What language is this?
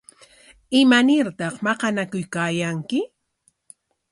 Corongo Ancash Quechua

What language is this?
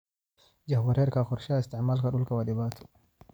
Somali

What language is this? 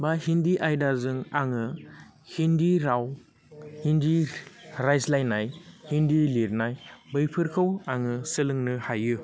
Bodo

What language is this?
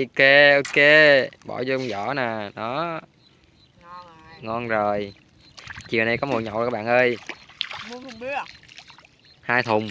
Vietnamese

